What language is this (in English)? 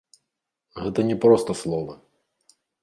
Belarusian